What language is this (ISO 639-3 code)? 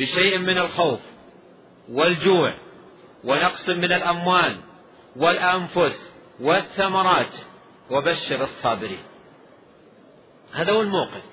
ara